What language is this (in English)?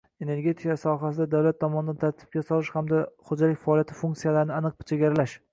Uzbek